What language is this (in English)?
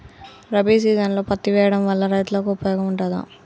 Telugu